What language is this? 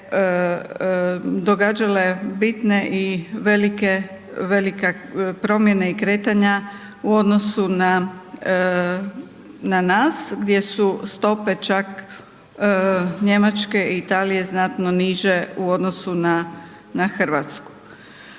Croatian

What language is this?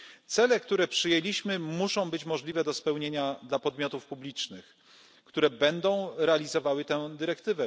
Polish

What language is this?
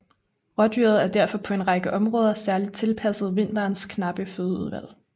Danish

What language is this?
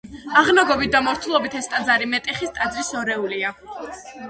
Georgian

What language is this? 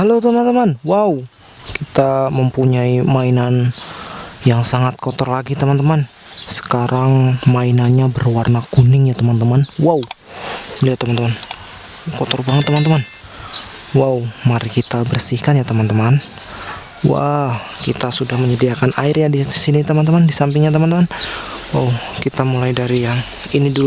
Indonesian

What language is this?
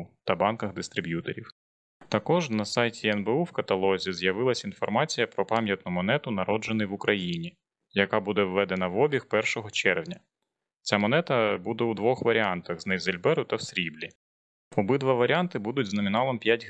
Ukrainian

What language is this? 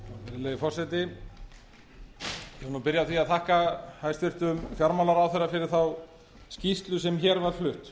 Icelandic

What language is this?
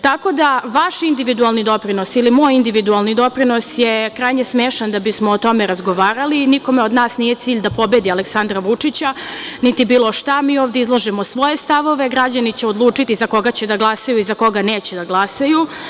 Serbian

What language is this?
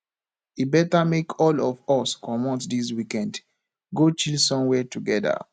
Nigerian Pidgin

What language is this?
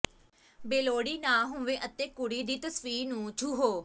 Punjabi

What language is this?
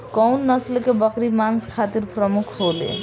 Bhojpuri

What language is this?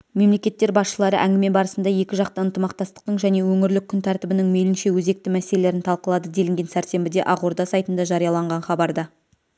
Kazakh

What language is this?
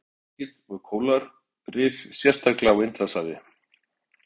Icelandic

